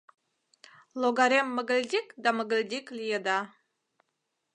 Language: Mari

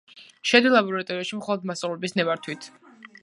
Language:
Georgian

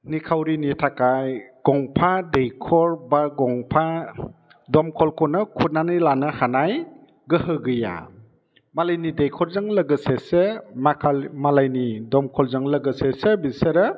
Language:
Bodo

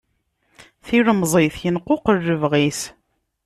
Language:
Kabyle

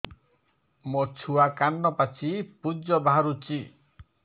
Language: Odia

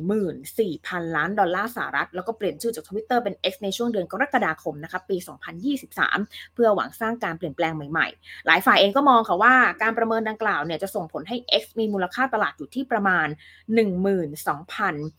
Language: Thai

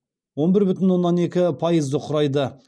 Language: Kazakh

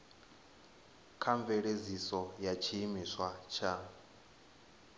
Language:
Venda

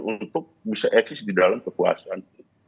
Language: Indonesian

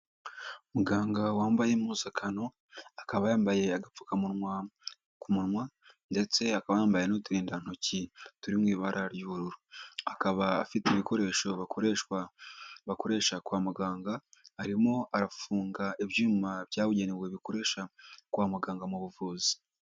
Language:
Kinyarwanda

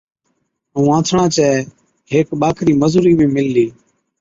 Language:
Od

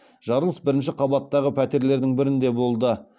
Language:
Kazakh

